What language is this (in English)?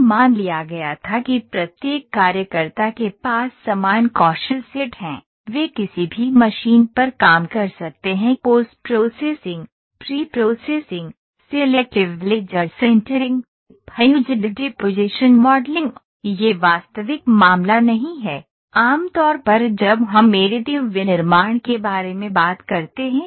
Hindi